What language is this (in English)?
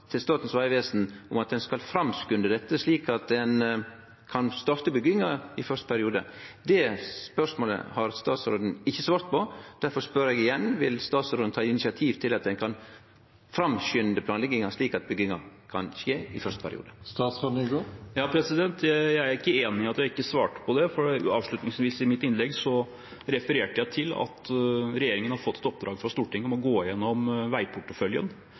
Norwegian